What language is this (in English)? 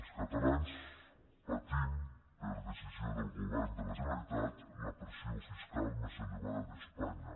Catalan